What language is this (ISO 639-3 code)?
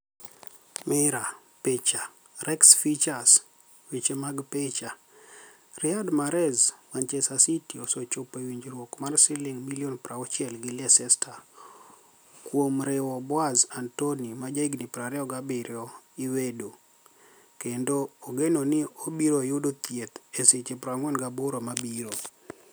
luo